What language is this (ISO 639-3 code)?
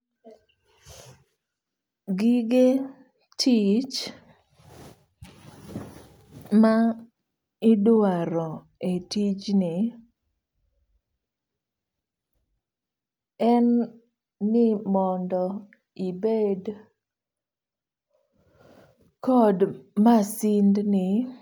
luo